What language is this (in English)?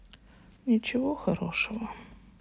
Russian